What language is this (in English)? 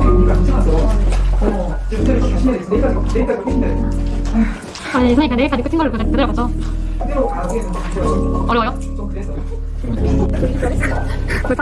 Korean